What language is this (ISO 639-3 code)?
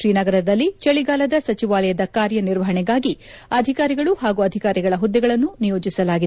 kan